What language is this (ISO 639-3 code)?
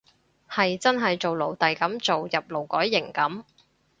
yue